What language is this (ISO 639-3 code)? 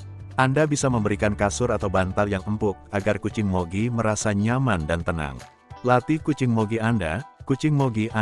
ind